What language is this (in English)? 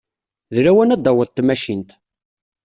Kabyle